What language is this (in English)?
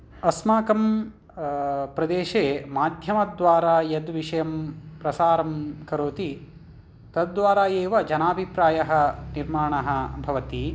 Sanskrit